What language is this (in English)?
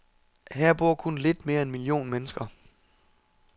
Danish